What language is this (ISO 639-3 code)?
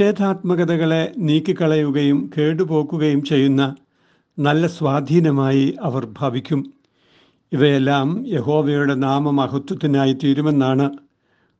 mal